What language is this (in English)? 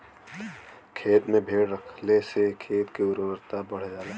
Bhojpuri